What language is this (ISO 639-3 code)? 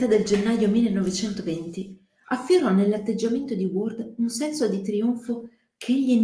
ita